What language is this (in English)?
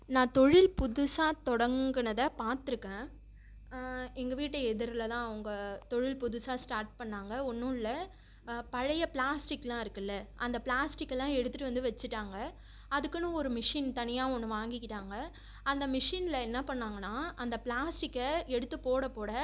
Tamil